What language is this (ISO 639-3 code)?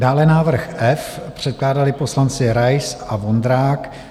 ces